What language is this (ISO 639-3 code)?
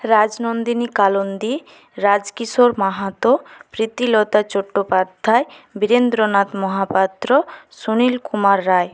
ben